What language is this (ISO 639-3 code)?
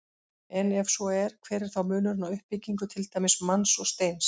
isl